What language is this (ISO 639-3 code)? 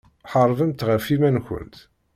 kab